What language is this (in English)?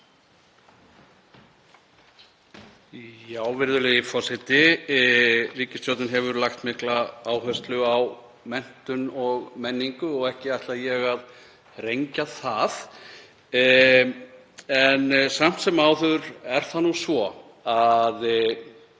Icelandic